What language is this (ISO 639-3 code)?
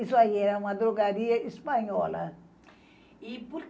por